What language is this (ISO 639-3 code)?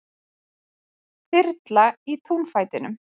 isl